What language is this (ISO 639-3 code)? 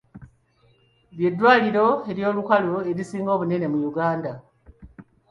lug